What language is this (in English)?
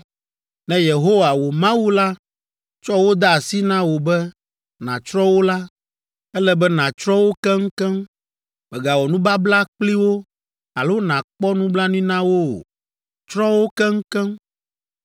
Ewe